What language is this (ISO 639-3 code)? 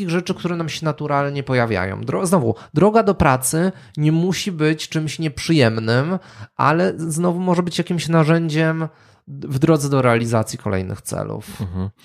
pol